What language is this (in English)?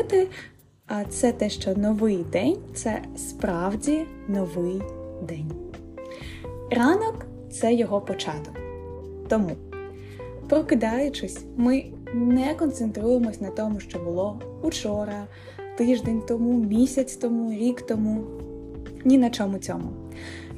Ukrainian